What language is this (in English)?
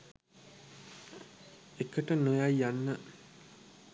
Sinhala